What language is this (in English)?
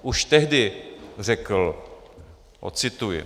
Czech